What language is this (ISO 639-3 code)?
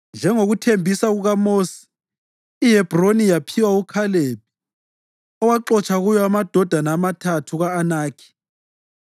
nde